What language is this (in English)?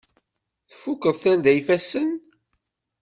Kabyle